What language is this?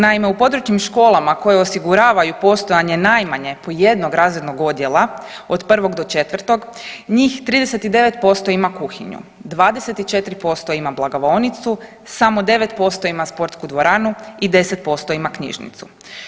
Croatian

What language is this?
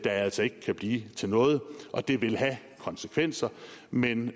Danish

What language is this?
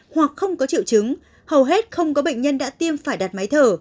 Vietnamese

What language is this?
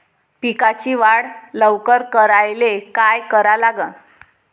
Marathi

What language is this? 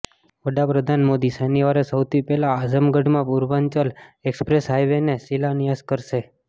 Gujarati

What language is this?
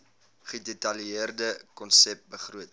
Afrikaans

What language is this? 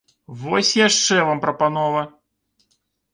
Belarusian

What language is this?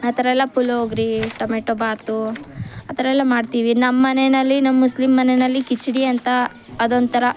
Kannada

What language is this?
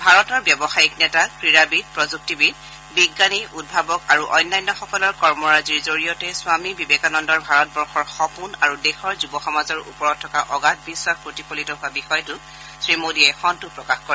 Assamese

